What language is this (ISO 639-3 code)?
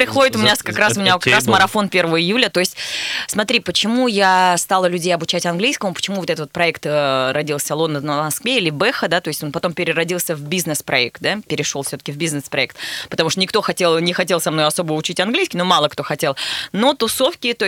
rus